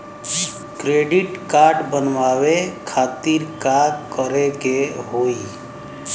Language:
Bhojpuri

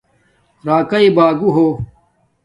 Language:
Domaaki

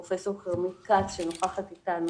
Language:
Hebrew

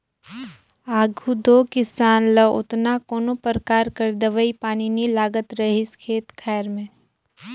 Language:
Chhattisgarhi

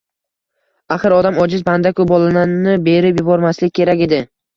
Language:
Uzbek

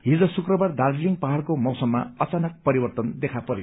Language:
Nepali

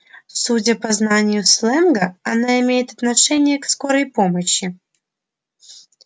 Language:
Russian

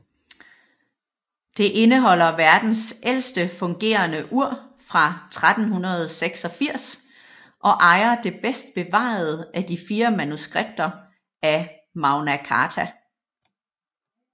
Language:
Danish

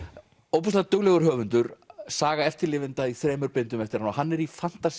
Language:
Icelandic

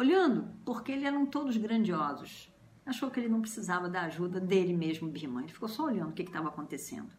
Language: Portuguese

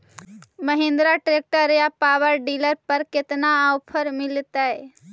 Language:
Magahi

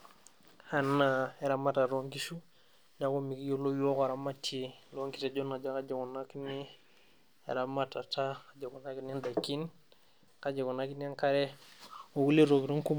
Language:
Masai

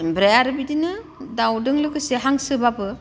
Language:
Bodo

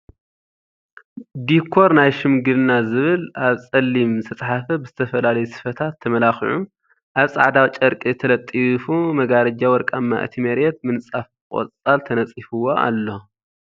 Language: Tigrinya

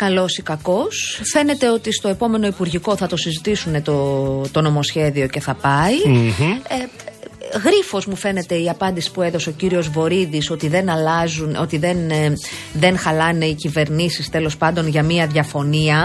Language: Greek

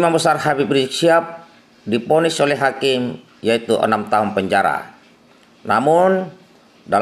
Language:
Indonesian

